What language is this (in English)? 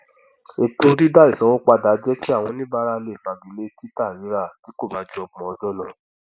Yoruba